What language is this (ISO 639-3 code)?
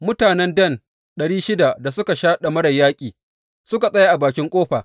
hau